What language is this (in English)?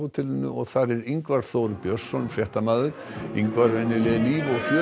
Icelandic